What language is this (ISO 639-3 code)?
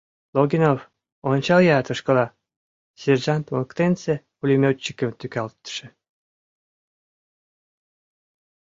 chm